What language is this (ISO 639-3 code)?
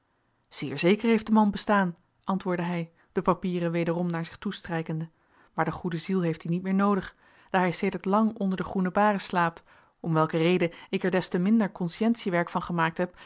nld